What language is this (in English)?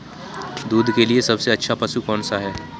Hindi